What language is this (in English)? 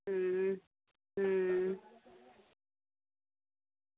Dogri